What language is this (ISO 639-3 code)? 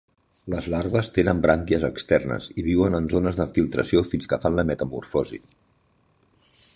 cat